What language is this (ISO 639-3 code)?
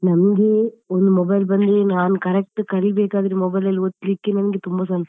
kan